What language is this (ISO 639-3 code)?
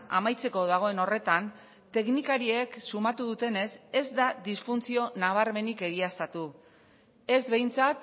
eus